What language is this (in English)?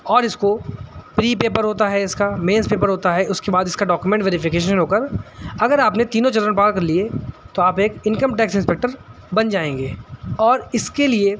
Urdu